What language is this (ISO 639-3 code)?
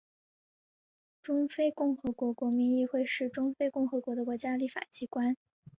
zho